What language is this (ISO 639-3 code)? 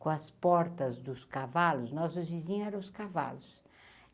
por